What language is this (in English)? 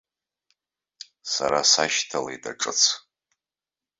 Abkhazian